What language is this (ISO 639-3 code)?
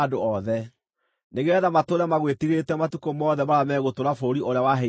kik